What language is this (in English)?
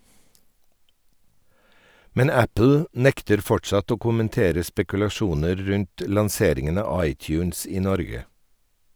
Norwegian